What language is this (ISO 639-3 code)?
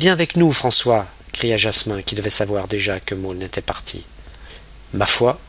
fra